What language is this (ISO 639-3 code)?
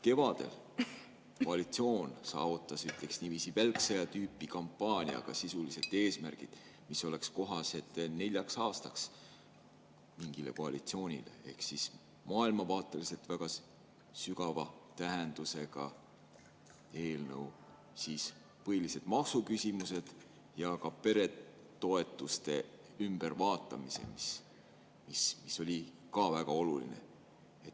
est